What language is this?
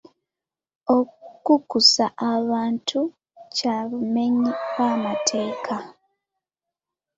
Ganda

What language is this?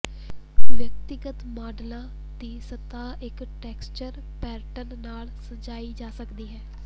Punjabi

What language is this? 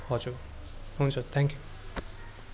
Nepali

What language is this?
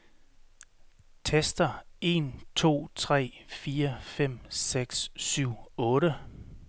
Danish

